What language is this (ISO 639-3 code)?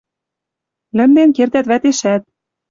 mrj